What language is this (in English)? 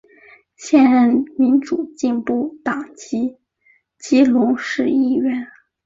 Chinese